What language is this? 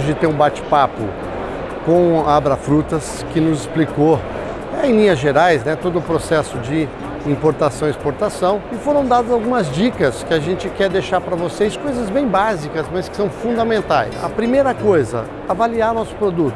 Portuguese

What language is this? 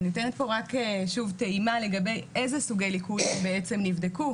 Hebrew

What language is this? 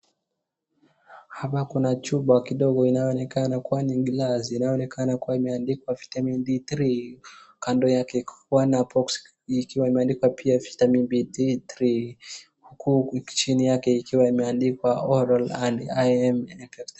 Swahili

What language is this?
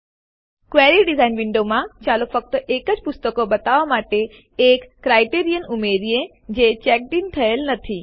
Gujarati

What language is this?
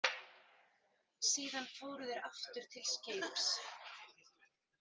Icelandic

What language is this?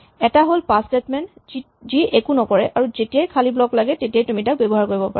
Assamese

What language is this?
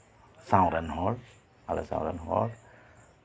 Santali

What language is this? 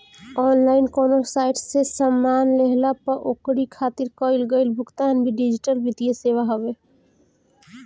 Bhojpuri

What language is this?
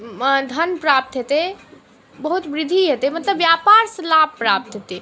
Maithili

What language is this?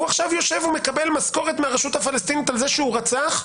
Hebrew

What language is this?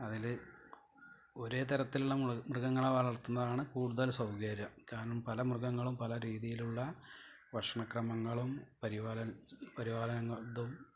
Malayalam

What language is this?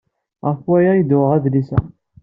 Kabyle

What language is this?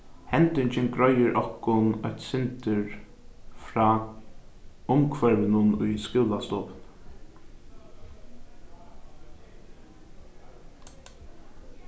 Faroese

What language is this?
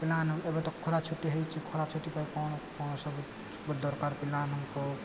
Odia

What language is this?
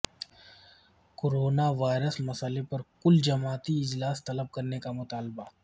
Urdu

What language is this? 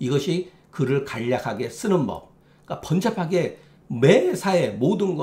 Korean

